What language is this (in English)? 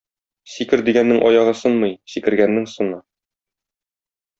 Tatar